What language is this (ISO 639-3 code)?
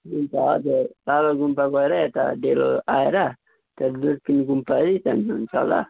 nep